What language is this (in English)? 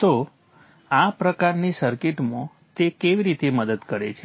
Gujarati